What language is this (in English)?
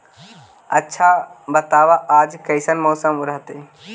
Magahi